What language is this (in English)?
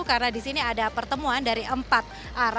Indonesian